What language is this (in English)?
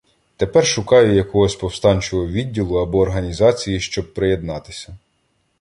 Ukrainian